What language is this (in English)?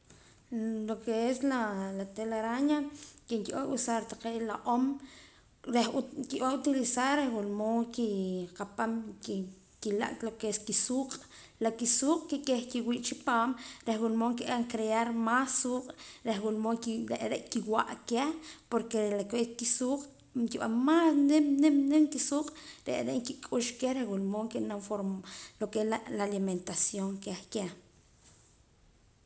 Poqomam